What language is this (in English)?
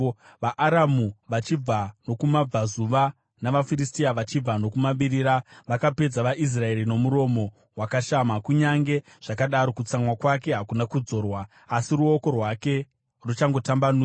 Shona